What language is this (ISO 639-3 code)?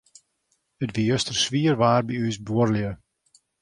fry